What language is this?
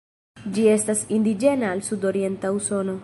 Esperanto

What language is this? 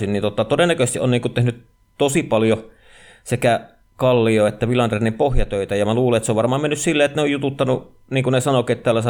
Finnish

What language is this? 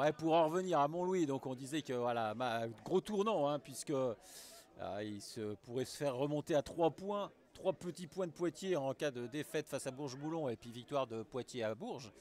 French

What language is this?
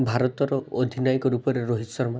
Odia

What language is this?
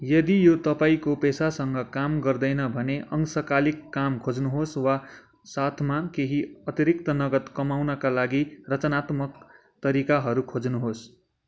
Nepali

